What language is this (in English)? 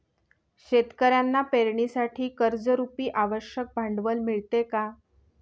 Marathi